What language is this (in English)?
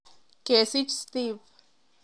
Kalenjin